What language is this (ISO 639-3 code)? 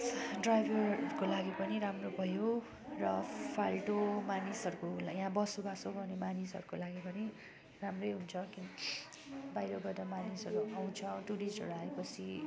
nep